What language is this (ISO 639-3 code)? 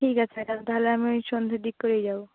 ben